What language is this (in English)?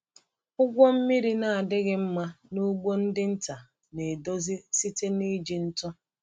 Igbo